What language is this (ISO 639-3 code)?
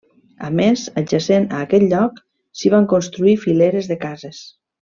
cat